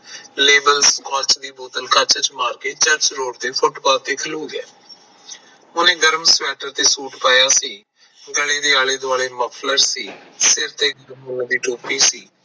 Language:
Punjabi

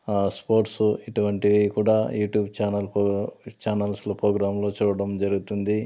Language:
Telugu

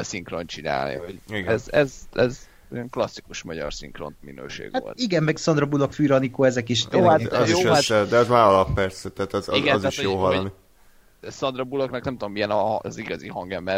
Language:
Hungarian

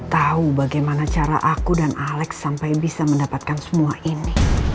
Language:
Indonesian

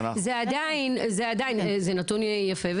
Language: Hebrew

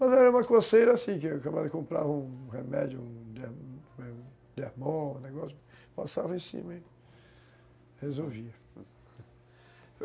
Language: Portuguese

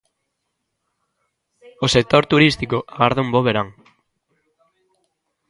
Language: Galician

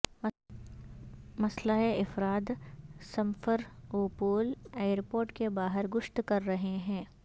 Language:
Urdu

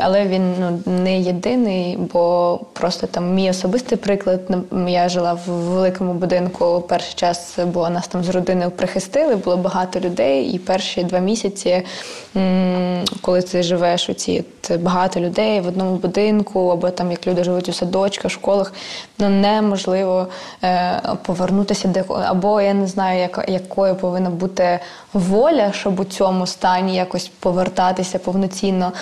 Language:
Ukrainian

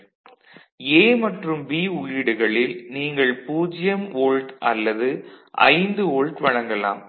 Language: Tamil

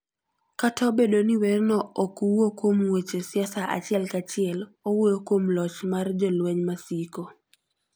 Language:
Luo (Kenya and Tanzania)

